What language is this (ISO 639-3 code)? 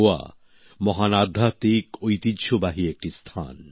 ben